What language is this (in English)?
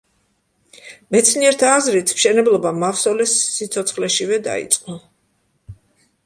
Georgian